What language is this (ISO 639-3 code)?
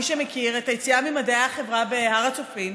heb